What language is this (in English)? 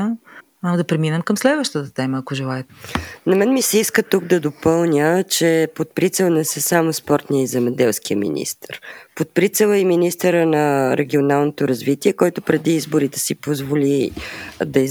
Bulgarian